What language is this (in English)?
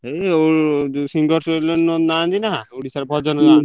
Odia